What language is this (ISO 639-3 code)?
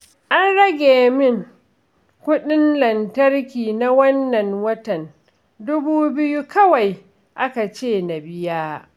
hau